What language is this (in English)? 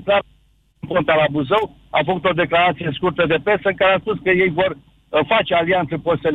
Romanian